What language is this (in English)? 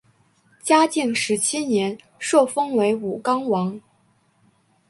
Chinese